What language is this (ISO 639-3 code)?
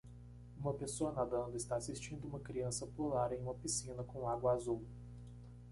por